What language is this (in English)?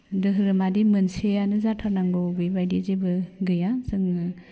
Bodo